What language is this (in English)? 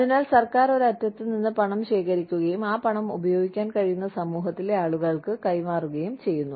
Malayalam